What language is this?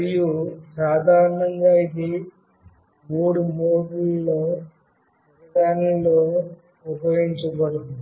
Telugu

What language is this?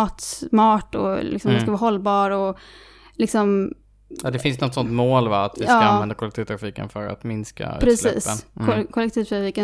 Swedish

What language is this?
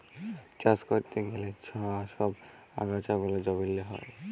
Bangla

